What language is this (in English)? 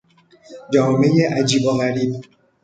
Persian